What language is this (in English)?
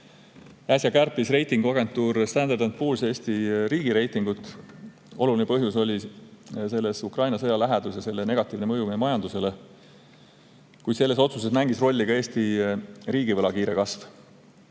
Estonian